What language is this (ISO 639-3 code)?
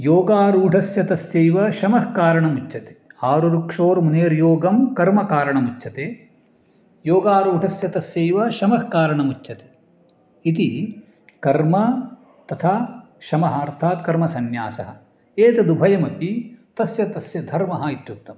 san